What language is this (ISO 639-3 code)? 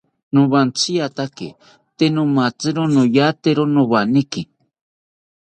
cpy